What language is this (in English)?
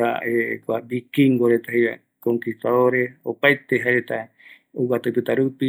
Eastern Bolivian Guaraní